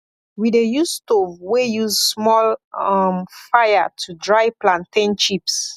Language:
Nigerian Pidgin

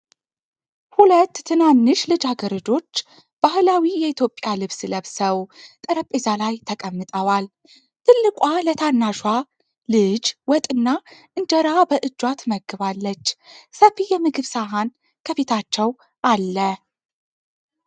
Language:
Amharic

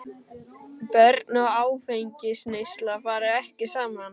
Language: Icelandic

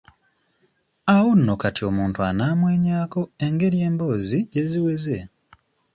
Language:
Ganda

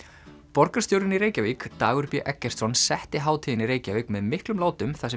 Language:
Icelandic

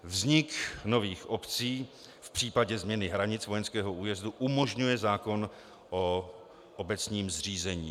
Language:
Czech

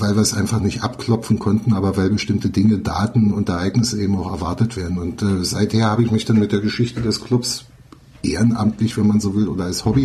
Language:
German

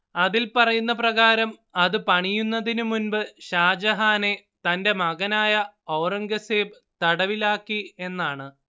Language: Malayalam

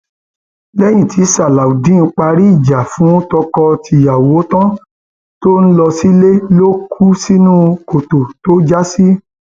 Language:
Yoruba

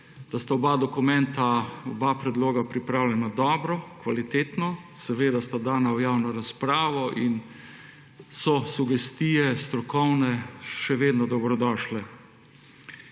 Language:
Slovenian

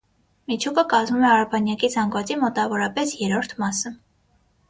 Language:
Armenian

